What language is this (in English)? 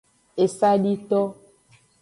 Aja (Benin)